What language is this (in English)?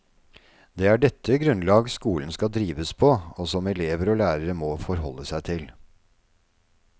Norwegian